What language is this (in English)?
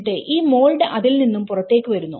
Malayalam